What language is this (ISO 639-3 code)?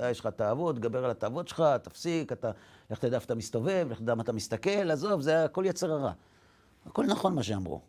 heb